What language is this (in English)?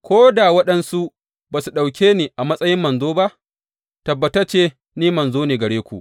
Hausa